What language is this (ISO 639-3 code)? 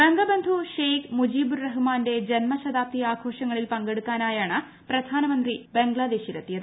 mal